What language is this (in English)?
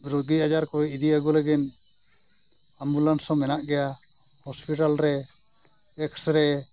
Santali